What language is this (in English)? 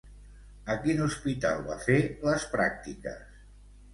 Catalan